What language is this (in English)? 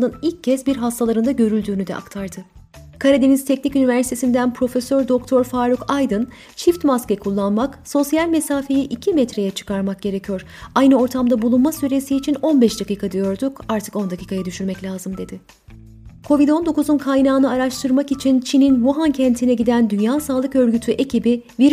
Turkish